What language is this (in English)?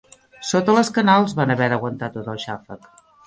Catalan